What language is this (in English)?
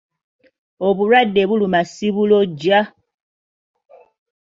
Ganda